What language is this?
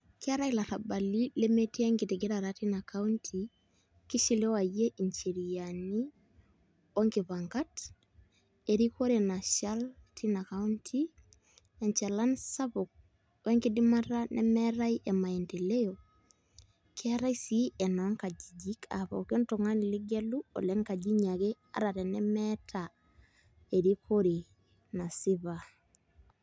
Masai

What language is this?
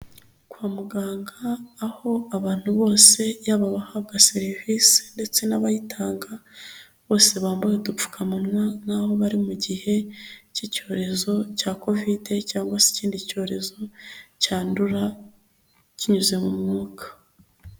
Kinyarwanda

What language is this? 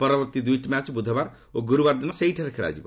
Odia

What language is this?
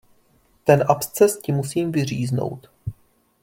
Czech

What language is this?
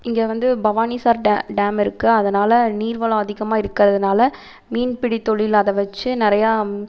Tamil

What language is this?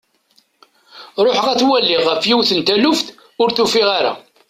Kabyle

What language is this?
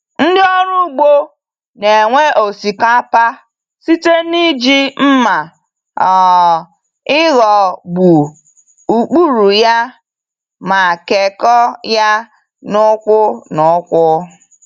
Igbo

